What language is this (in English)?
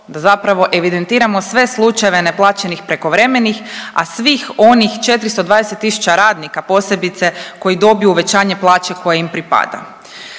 Croatian